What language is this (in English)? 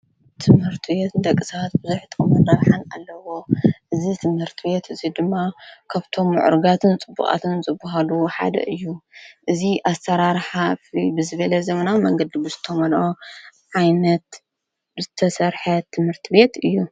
Tigrinya